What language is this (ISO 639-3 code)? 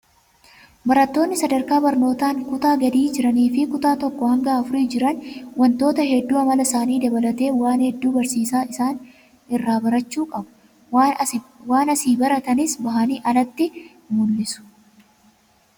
orm